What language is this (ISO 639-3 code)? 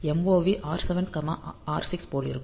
tam